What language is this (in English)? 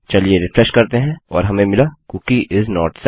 Hindi